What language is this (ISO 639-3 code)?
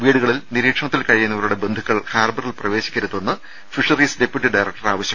mal